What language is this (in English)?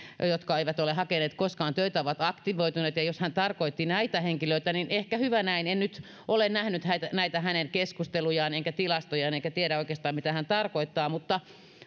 Finnish